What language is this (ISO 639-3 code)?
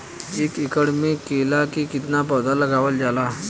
bho